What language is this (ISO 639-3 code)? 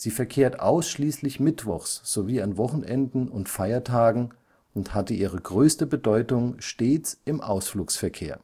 deu